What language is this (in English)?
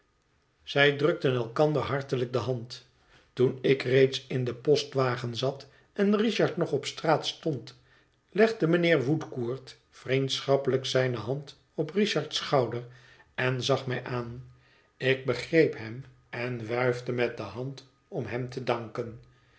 Dutch